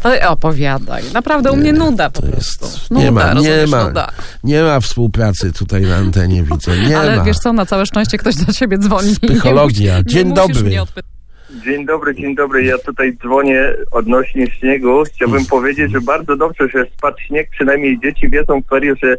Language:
Polish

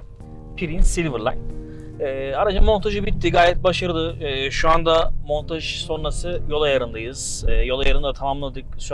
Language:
Turkish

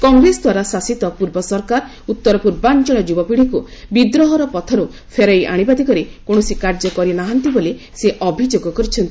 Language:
Odia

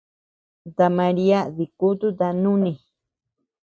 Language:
Tepeuxila Cuicatec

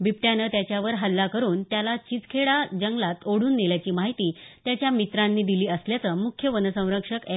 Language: Marathi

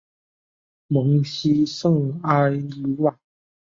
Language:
Chinese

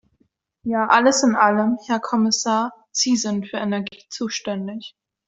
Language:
German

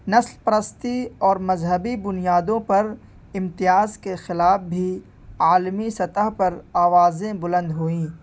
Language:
Urdu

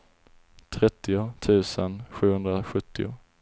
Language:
Swedish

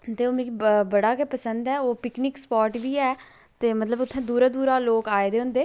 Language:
Dogri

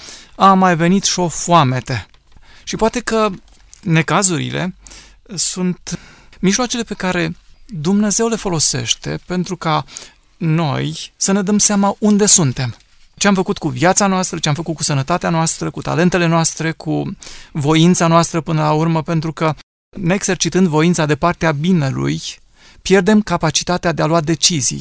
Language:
Romanian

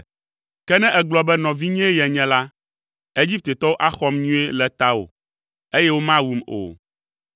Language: Ewe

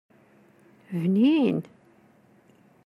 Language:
Kabyle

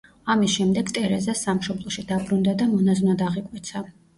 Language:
Georgian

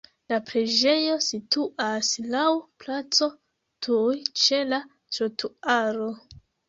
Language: Esperanto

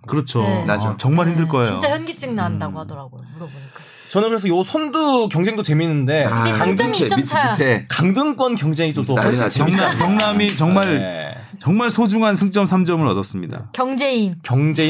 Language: Korean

